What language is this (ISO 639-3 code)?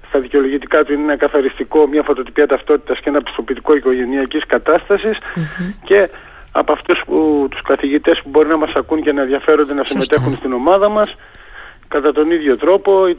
ell